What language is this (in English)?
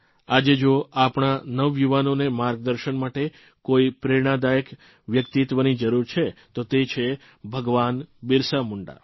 Gujarati